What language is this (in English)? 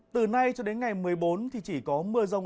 Vietnamese